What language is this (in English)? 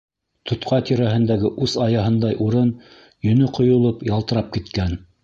Bashkir